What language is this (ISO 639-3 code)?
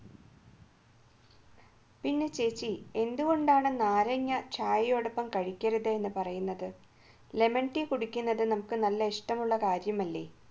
mal